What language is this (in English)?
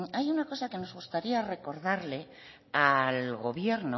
Spanish